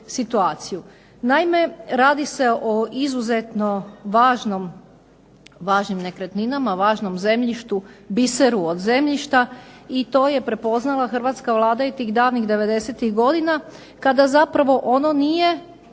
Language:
Croatian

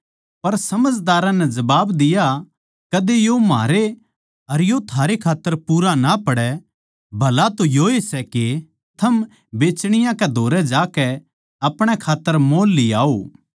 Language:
Haryanvi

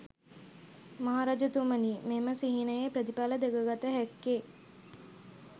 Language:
Sinhala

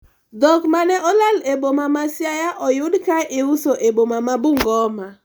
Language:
Luo (Kenya and Tanzania)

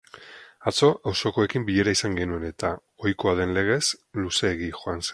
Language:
Basque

